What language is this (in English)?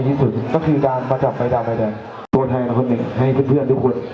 Thai